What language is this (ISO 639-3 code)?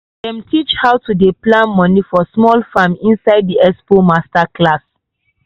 pcm